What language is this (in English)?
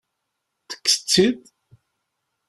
Kabyle